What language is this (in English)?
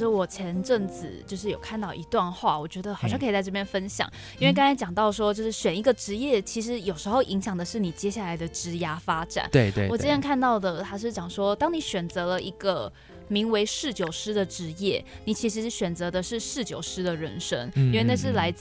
Chinese